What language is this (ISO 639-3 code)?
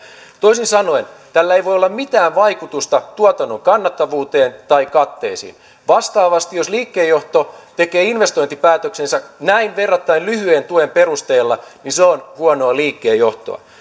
fin